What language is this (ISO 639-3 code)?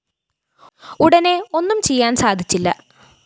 mal